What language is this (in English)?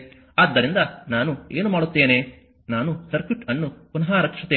Kannada